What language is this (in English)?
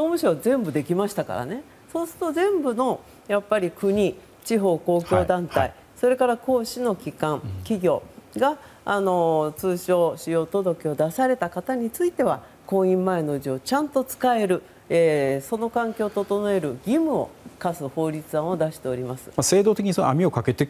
Japanese